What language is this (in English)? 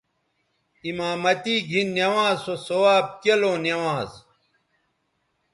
Bateri